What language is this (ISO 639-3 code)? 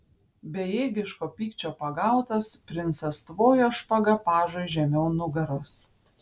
lit